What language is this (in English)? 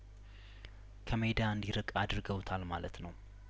Amharic